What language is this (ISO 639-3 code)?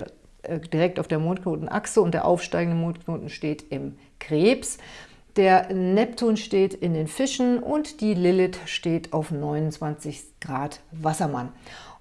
deu